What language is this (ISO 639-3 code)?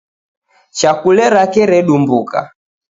dav